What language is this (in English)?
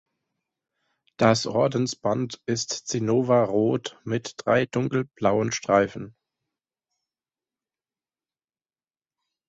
German